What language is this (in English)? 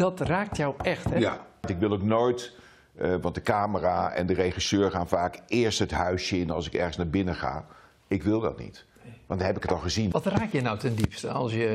Dutch